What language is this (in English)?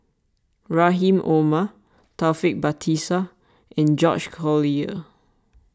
English